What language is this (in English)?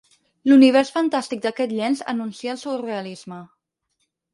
Catalan